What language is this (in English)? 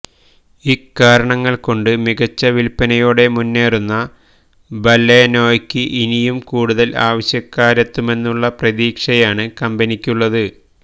Malayalam